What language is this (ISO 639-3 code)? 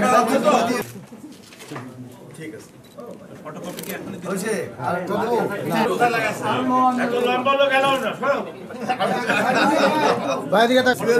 ara